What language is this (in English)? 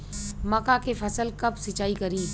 Bhojpuri